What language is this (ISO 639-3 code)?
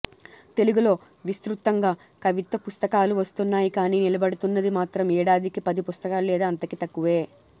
tel